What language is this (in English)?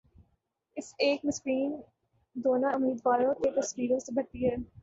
Urdu